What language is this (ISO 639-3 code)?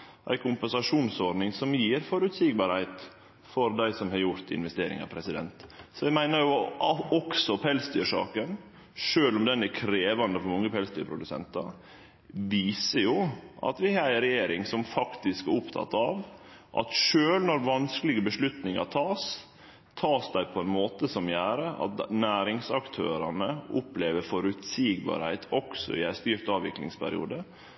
nno